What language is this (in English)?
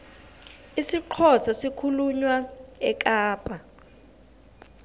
South Ndebele